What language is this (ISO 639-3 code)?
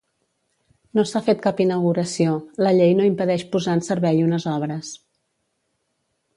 cat